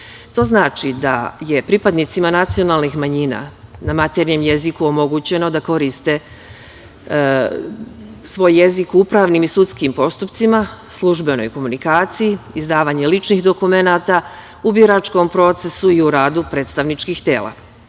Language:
Serbian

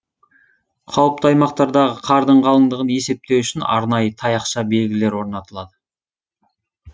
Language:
Kazakh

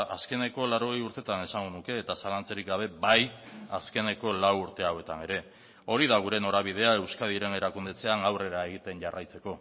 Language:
Basque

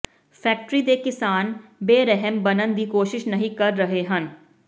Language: Punjabi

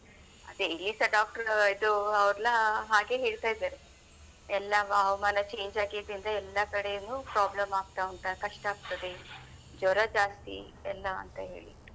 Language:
Kannada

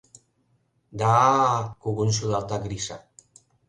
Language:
Mari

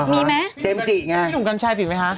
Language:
Thai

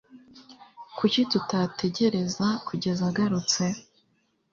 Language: Kinyarwanda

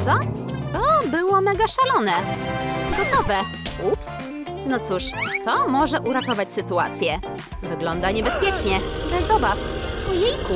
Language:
Polish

